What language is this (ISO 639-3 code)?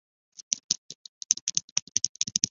zho